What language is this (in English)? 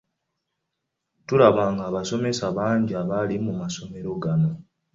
Ganda